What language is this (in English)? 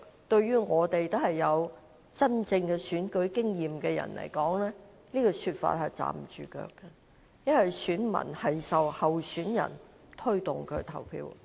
Cantonese